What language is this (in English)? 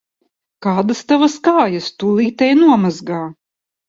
Latvian